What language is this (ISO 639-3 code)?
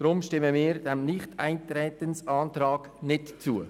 gsw